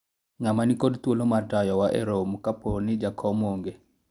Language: Luo (Kenya and Tanzania)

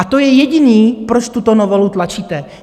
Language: Czech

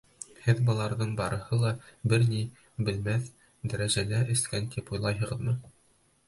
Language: Bashkir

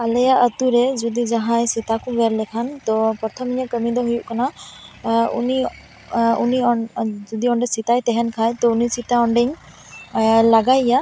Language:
Santali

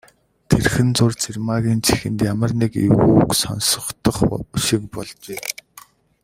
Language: Mongolian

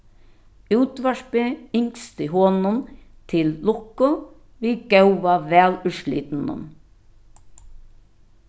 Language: Faroese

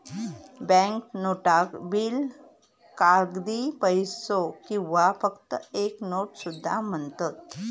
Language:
Marathi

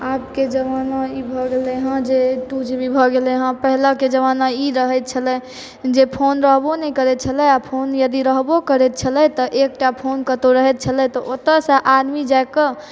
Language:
Maithili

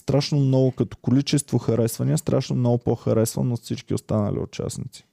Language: Bulgarian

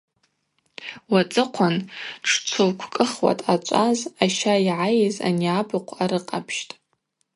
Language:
Abaza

